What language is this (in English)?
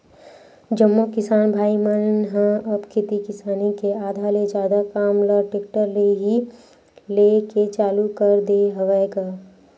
Chhattisgarhi